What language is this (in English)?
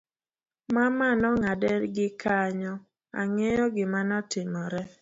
Luo (Kenya and Tanzania)